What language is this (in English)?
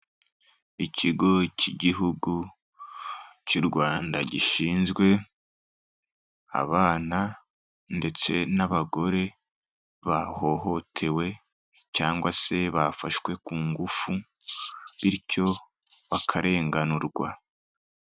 Kinyarwanda